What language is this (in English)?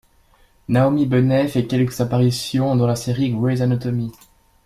French